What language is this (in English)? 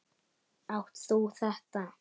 Icelandic